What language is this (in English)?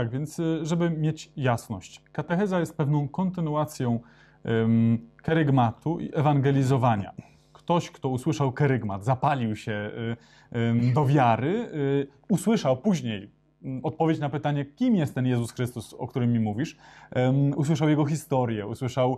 Polish